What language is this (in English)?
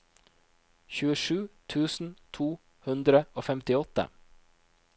Norwegian